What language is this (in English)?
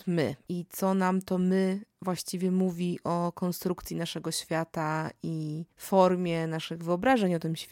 Polish